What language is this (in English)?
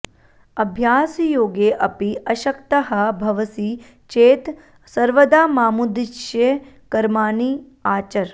Sanskrit